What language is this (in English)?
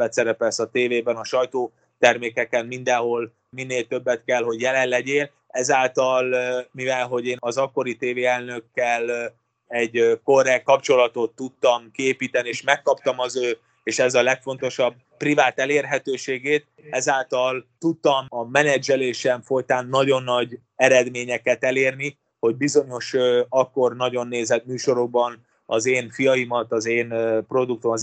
Hungarian